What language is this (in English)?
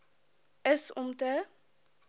Afrikaans